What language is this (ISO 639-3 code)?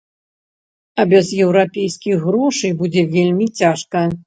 bel